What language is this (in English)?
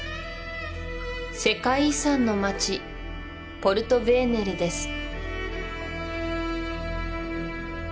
Japanese